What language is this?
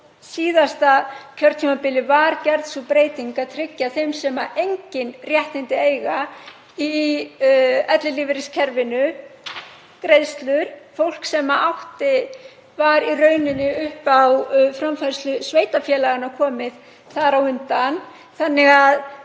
Icelandic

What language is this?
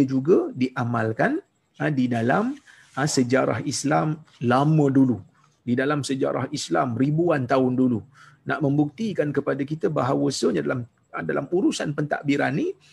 Malay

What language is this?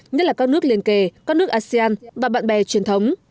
Vietnamese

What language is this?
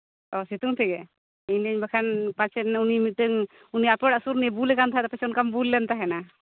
Santali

